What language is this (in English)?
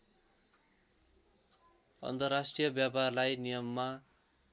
Nepali